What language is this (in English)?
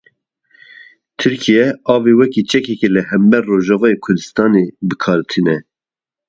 Kurdish